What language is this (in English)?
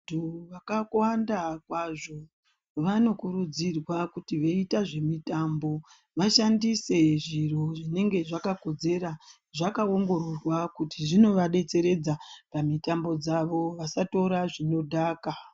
Ndau